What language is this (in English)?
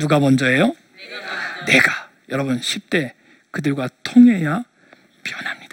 Korean